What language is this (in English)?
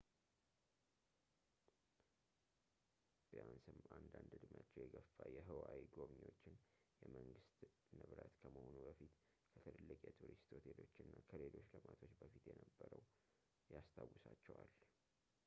Amharic